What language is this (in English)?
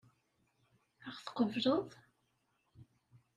Kabyle